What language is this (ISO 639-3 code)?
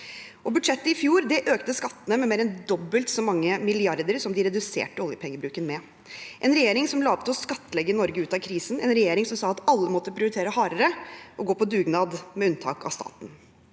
nor